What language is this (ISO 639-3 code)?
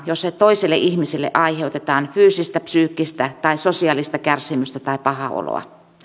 fin